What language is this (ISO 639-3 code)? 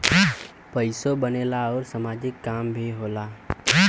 bho